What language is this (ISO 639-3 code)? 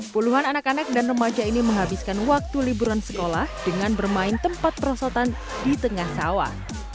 ind